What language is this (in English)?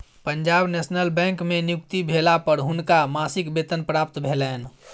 Maithili